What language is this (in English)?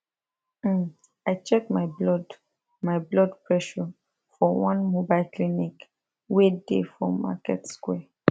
Nigerian Pidgin